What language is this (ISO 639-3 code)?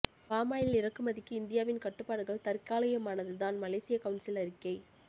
tam